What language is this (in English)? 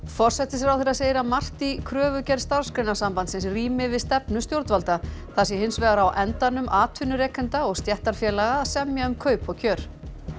Icelandic